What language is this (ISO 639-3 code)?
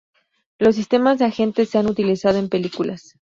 spa